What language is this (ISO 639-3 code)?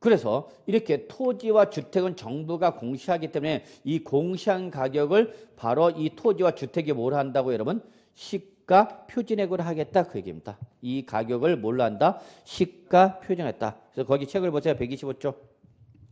kor